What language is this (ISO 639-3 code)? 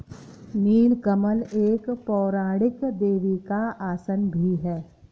hin